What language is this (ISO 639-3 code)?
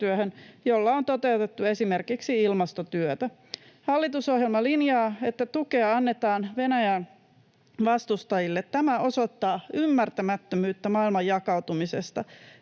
fin